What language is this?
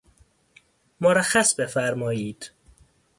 Persian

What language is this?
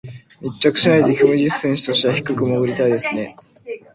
Japanese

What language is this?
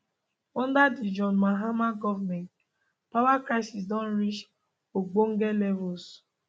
Nigerian Pidgin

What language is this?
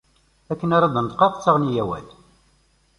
Kabyle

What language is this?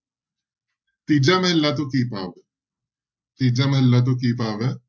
Punjabi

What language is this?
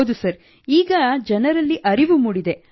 Kannada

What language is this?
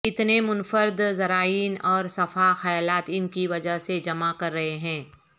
Urdu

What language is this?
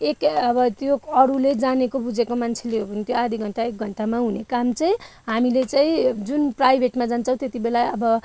Nepali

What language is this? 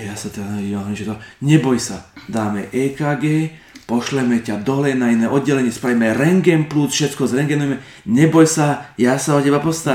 Slovak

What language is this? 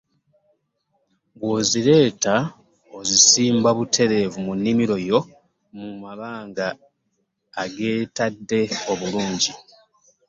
Ganda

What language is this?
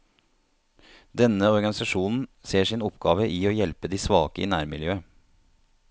Norwegian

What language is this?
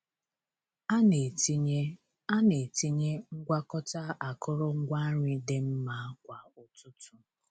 Igbo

